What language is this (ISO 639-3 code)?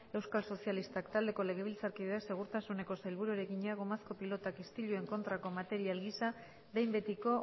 eus